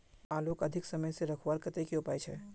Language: Magahi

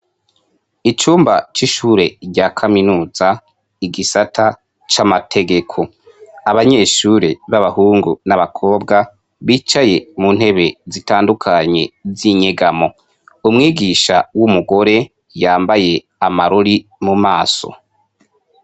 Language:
Rundi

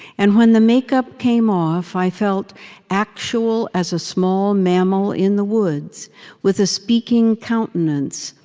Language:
English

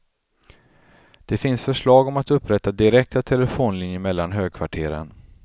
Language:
Swedish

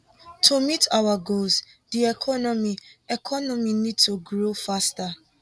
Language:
Nigerian Pidgin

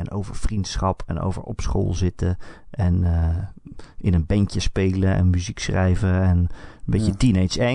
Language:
Dutch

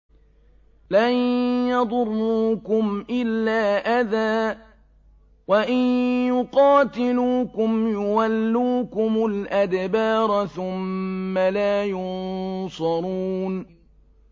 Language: Arabic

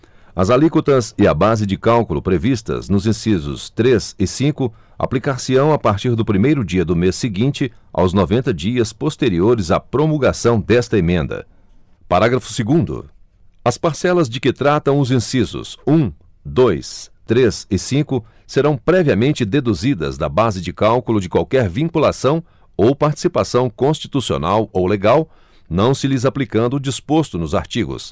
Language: Portuguese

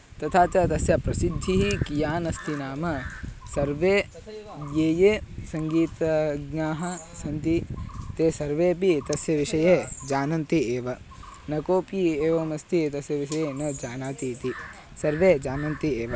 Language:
Sanskrit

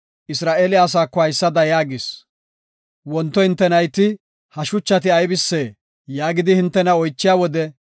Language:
Gofa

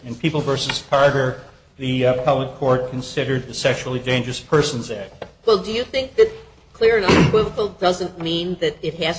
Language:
English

